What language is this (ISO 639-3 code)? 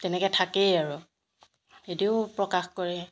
asm